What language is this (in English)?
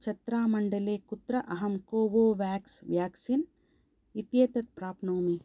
Sanskrit